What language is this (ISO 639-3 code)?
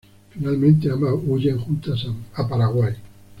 spa